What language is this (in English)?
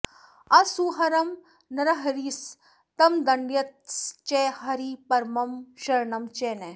Sanskrit